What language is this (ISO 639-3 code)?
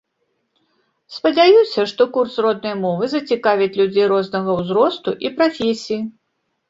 bel